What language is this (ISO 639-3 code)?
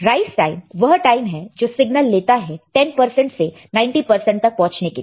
hin